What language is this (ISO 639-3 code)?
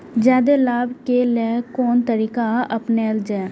mai